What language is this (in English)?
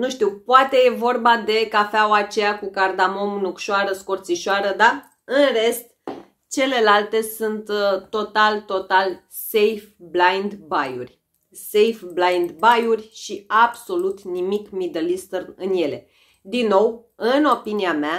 Romanian